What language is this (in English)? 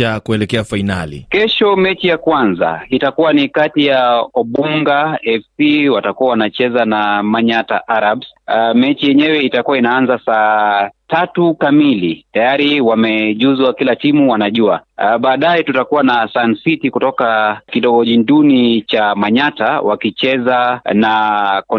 Swahili